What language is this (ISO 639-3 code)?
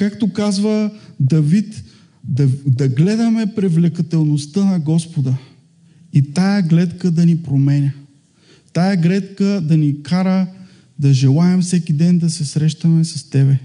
bul